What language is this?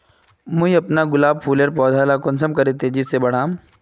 Magahi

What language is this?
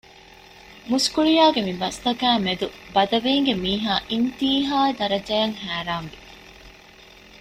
Divehi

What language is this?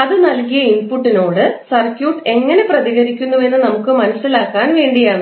Malayalam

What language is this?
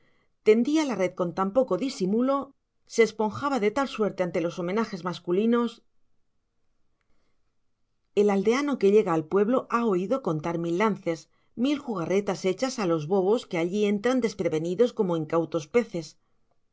Spanish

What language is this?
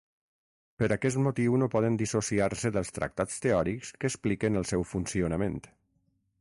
Catalan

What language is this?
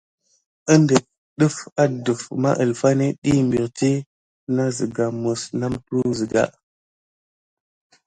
Gidar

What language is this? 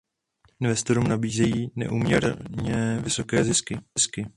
Czech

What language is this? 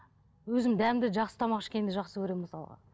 Kazakh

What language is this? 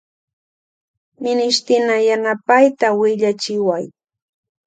Loja Highland Quichua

